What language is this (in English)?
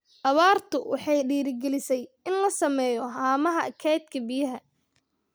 Somali